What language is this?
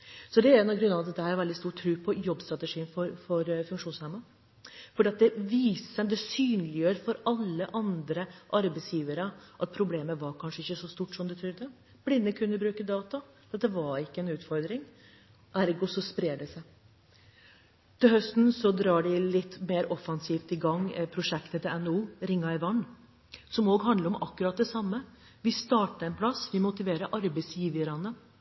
Norwegian Bokmål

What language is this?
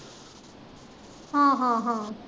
Punjabi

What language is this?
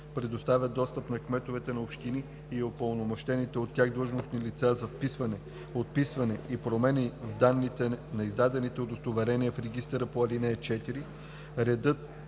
Bulgarian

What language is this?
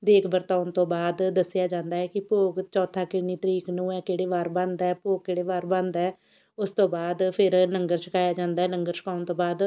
Punjabi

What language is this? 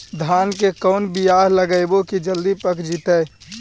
Magahi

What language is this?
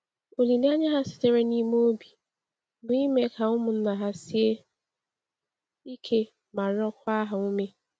Igbo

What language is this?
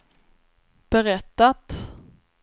Swedish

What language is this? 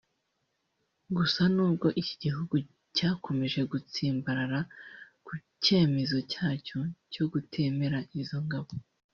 Kinyarwanda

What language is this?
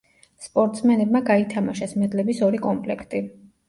Georgian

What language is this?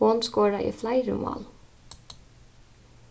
Faroese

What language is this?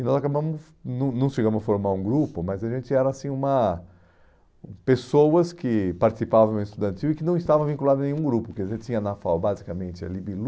Portuguese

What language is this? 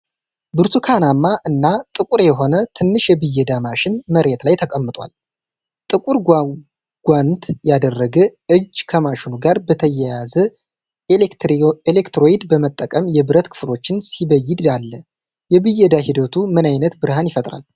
Amharic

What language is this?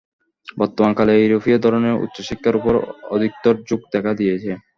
Bangla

